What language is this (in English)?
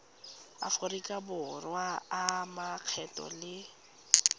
Tswana